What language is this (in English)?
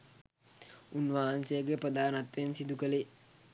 Sinhala